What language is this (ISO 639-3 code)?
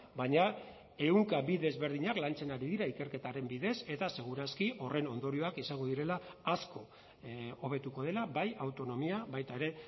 eus